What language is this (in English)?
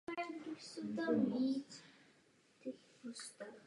Czech